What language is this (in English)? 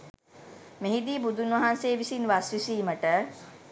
Sinhala